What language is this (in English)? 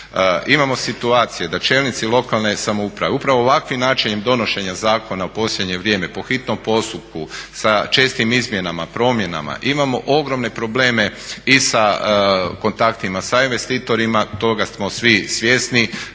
Croatian